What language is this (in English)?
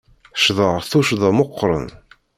Kabyle